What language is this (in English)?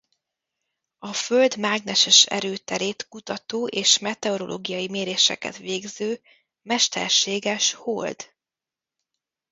Hungarian